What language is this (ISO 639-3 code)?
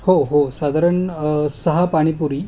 mar